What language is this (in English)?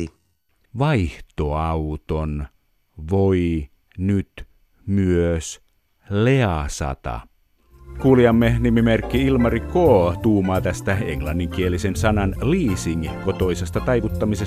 Finnish